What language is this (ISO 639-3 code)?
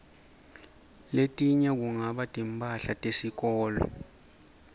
ssw